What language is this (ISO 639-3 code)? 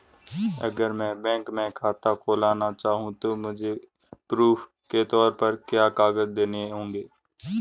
hin